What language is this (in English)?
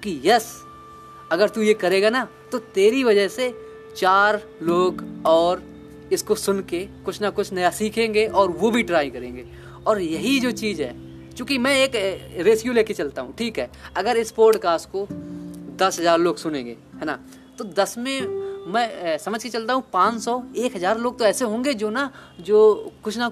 Hindi